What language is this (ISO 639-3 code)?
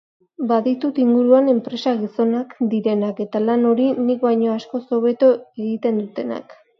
eus